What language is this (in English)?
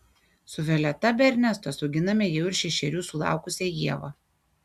Lithuanian